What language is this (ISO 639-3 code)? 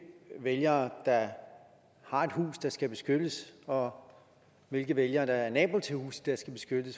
dan